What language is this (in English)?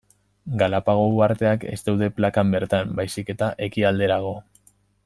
Basque